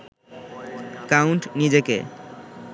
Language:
Bangla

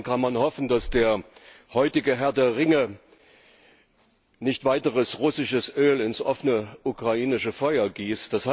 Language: German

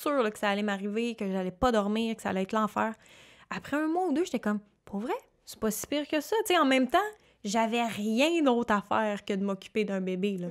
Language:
French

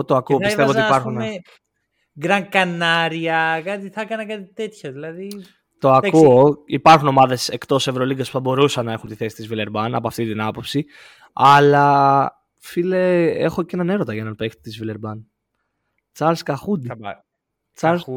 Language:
Greek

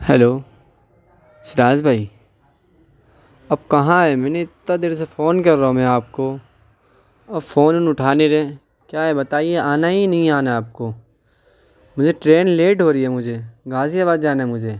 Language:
Urdu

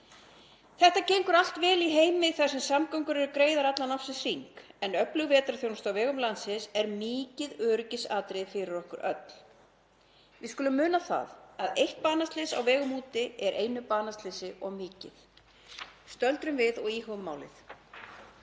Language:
Icelandic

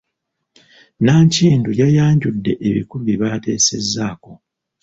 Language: Ganda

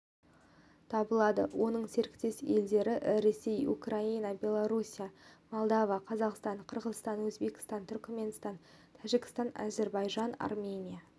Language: Kazakh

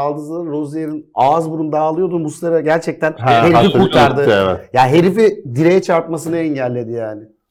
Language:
Turkish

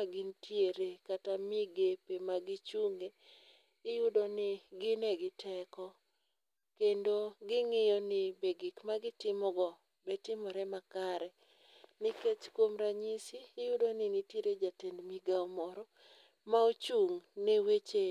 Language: Luo (Kenya and Tanzania)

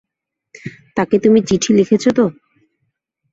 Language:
Bangla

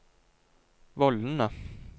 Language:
Norwegian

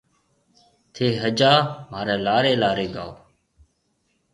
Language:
Marwari (Pakistan)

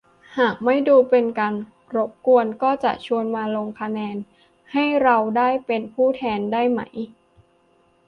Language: Thai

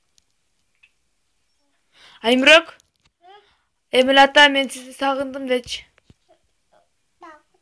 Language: Spanish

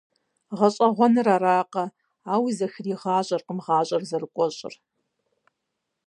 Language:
Kabardian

